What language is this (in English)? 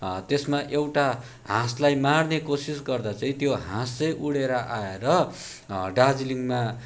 Nepali